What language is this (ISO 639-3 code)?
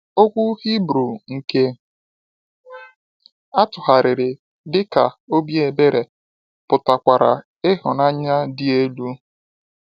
ibo